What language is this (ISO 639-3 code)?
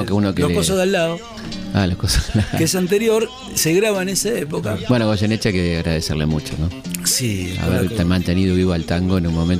spa